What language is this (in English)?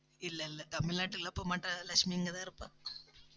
Tamil